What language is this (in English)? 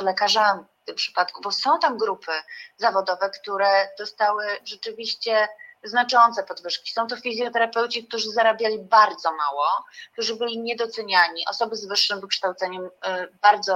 Polish